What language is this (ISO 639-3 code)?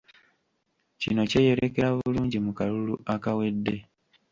lug